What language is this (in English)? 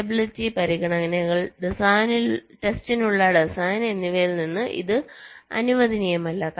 Malayalam